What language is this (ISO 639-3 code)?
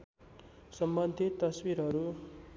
nep